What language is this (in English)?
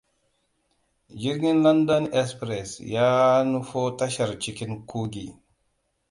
Hausa